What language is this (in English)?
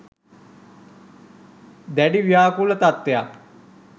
Sinhala